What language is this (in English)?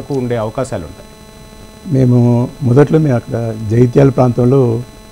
Telugu